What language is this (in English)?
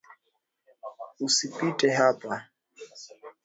Swahili